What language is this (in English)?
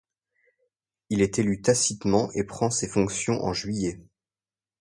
French